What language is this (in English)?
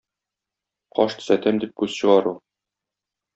Tatar